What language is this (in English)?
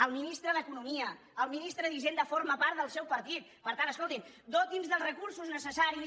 Catalan